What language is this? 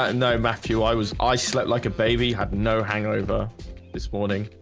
English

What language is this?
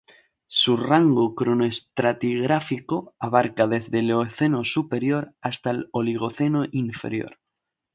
Spanish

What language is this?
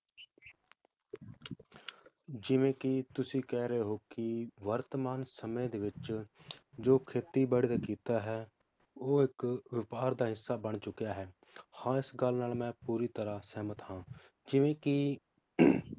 Punjabi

